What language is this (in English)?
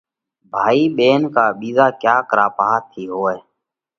Parkari Koli